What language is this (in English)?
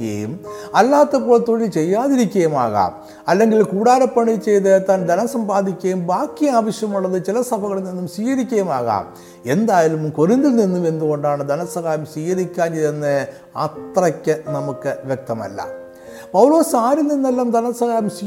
Malayalam